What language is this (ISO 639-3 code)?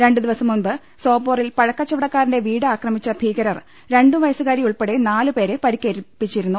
mal